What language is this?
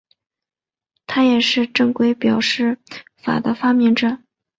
Chinese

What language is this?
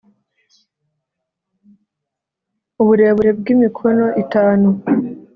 Kinyarwanda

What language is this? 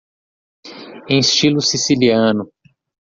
Portuguese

